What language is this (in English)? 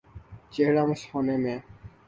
Urdu